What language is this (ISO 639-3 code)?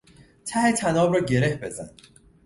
fas